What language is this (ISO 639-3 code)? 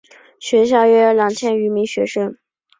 zho